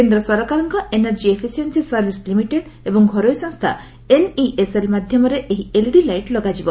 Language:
Odia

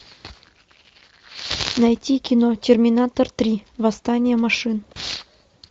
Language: Russian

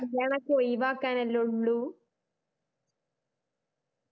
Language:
Malayalam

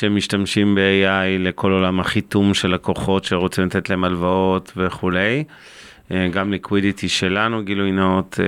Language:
Hebrew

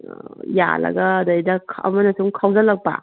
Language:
Manipuri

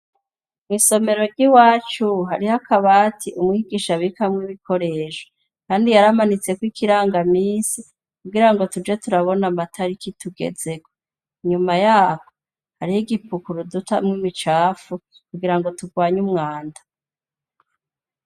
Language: Rundi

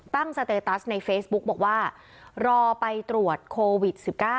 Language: Thai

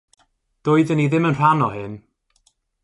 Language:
Welsh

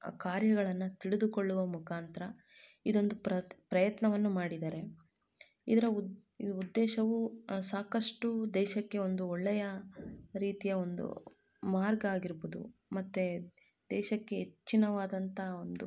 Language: Kannada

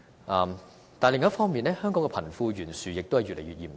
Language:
Cantonese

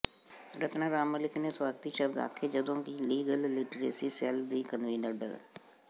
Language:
Punjabi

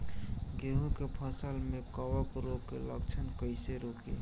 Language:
Bhojpuri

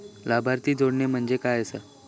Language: Marathi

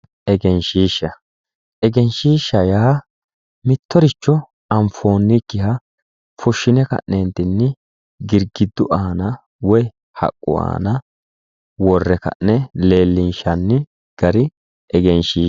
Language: Sidamo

